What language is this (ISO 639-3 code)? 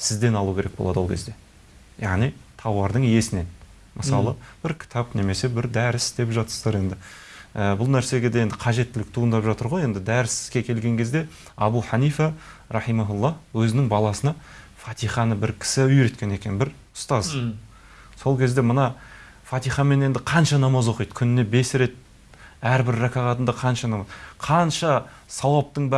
tur